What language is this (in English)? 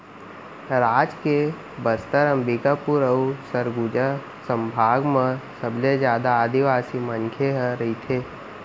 Chhattisgarhi